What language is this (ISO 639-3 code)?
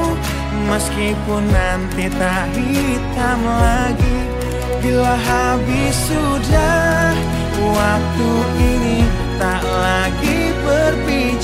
ind